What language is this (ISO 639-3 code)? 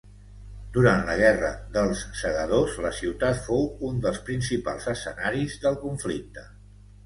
cat